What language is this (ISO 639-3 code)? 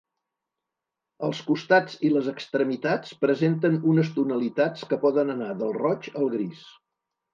cat